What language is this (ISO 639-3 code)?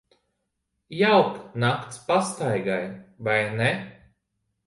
lav